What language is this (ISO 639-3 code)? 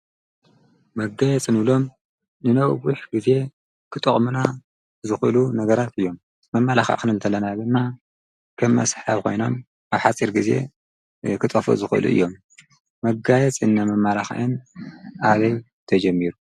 tir